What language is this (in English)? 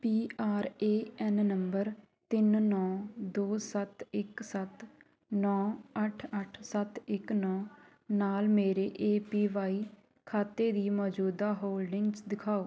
Punjabi